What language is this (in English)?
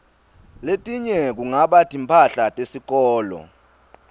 Swati